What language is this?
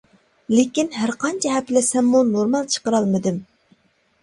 Uyghur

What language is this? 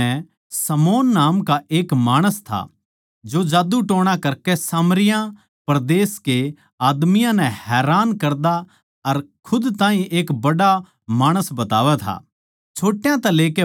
Haryanvi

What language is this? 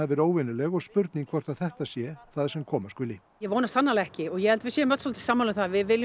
Icelandic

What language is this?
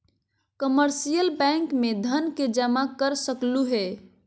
Magahi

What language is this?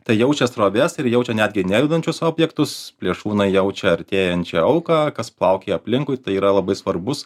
Lithuanian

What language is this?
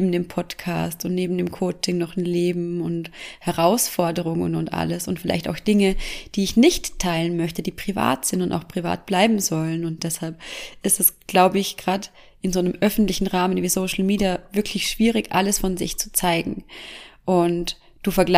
German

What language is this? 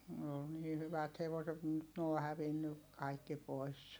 Finnish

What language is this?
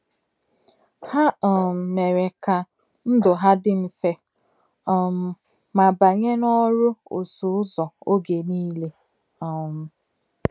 Igbo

